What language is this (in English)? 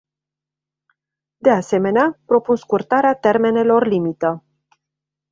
Romanian